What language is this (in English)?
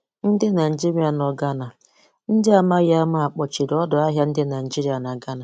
Igbo